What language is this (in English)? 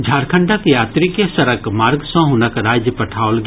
Maithili